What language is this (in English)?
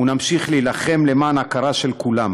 Hebrew